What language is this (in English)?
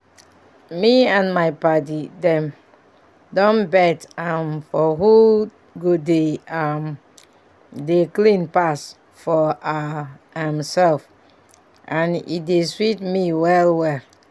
Nigerian Pidgin